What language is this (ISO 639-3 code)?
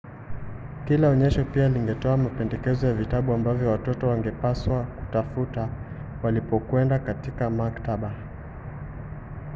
swa